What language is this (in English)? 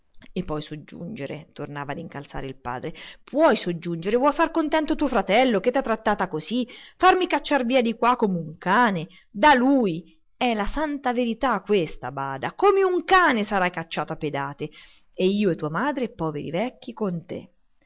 Italian